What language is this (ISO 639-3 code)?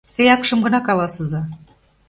chm